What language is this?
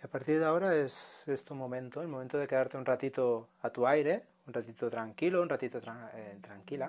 Spanish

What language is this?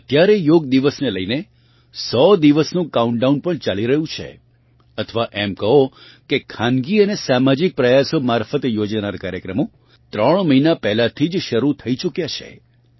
Gujarati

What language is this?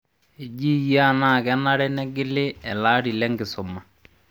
Masai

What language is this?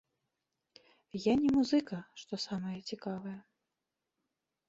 Belarusian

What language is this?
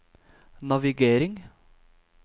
Norwegian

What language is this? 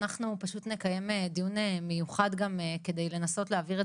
Hebrew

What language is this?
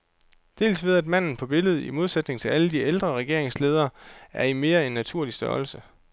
Danish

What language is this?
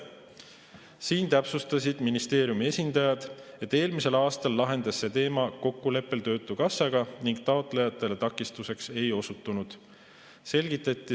Estonian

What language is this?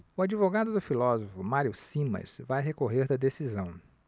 Portuguese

